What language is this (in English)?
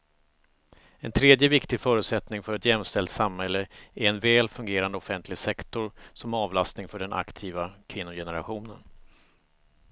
Swedish